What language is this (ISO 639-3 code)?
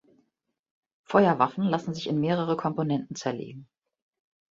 deu